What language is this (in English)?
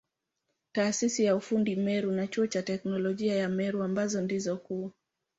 Swahili